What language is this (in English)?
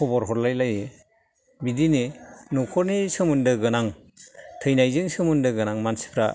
Bodo